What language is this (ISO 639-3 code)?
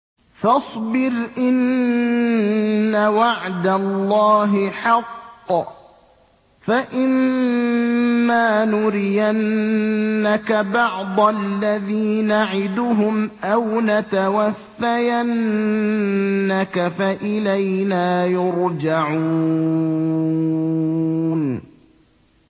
ara